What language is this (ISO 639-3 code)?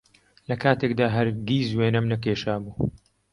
ckb